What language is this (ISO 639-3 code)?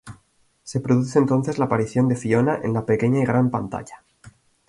spa